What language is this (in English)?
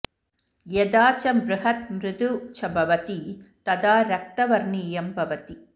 Sanskrit